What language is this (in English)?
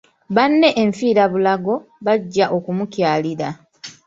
Ganda